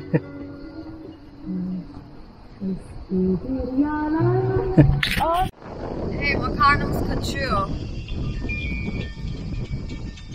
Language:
Turkish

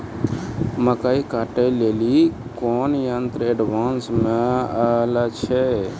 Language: Maithili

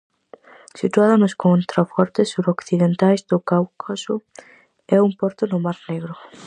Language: Galician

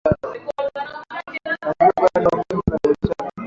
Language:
Swahili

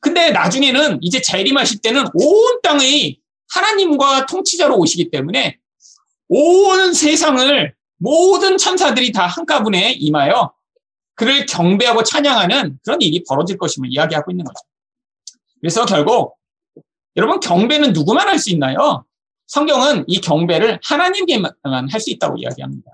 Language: Korean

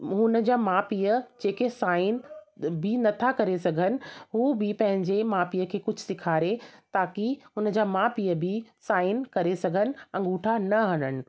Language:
Sindhi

